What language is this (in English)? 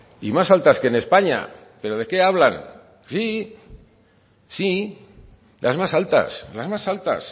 Spanish